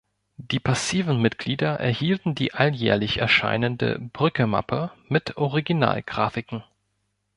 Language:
German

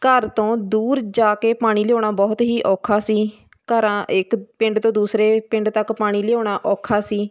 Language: Punjabi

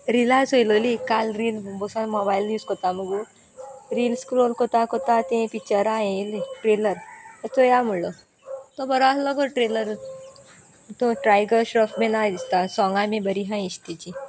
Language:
Konkani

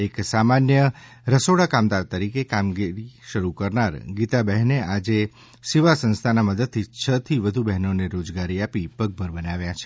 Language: Gujarati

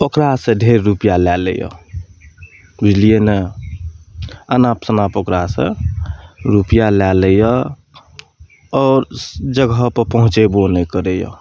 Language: Maithili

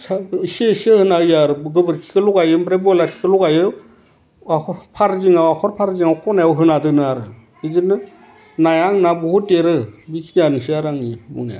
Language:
Bodo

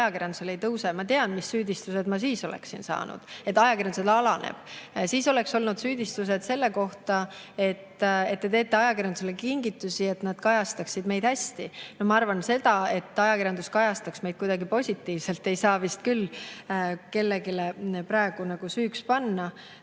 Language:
Estonian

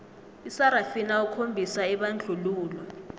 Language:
South Ndebele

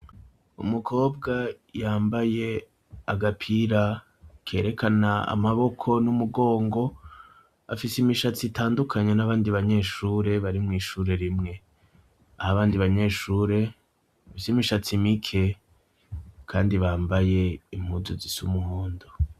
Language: Rundi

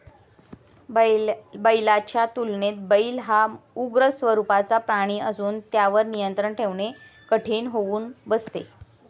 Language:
Marathi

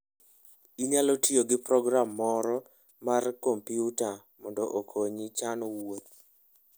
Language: Luo (Kenya and Tanzania)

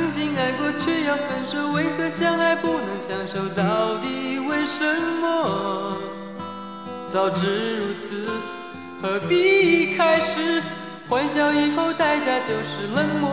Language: Chinese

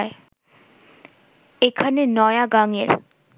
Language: Bangla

